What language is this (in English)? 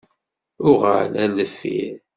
Kabyle